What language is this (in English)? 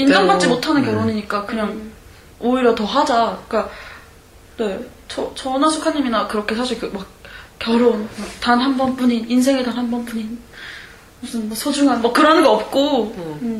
Korean